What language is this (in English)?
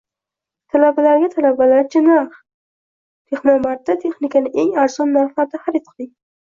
Uzbek